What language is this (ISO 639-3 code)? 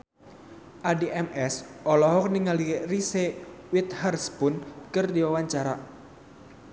sun